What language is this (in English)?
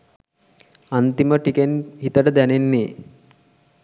Sinhala